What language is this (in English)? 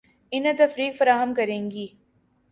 Urdu